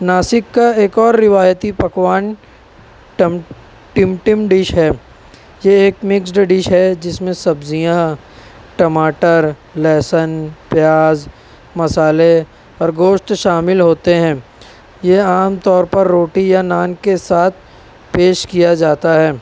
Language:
Urdu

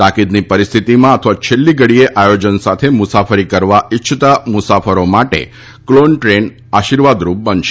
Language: Gujarati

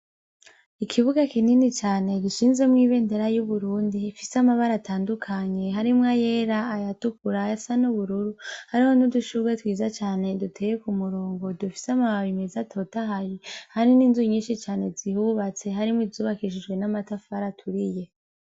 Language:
Rundi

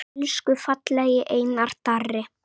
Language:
Icelandic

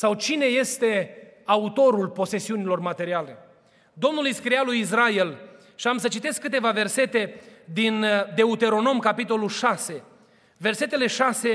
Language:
Romanian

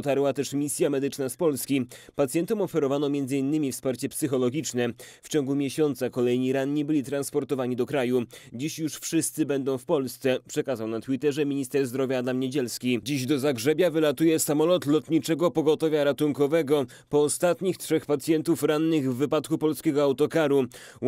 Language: Polish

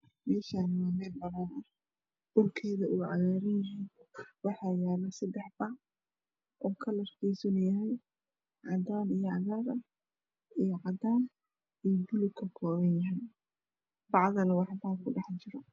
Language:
Somali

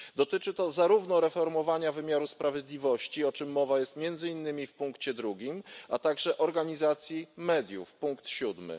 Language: Polish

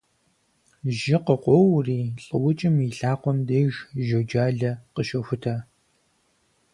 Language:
Kabardian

